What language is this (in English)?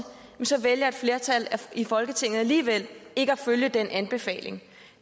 Danish